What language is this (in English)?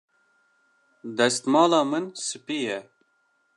Kurdish